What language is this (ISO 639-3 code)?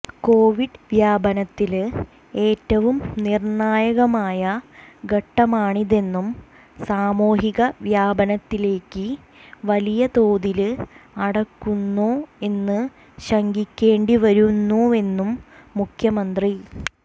mal